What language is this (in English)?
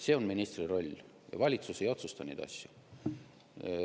Estonian